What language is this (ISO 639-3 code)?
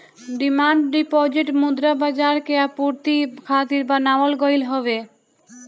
bho